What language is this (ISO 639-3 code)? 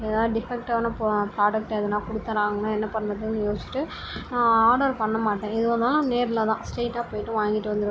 tam